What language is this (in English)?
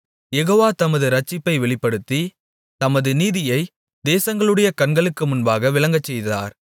Tamil